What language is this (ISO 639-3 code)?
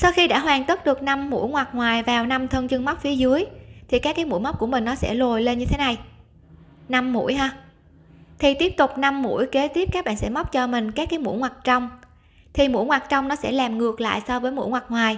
vie